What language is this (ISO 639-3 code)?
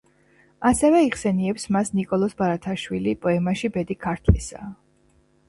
kat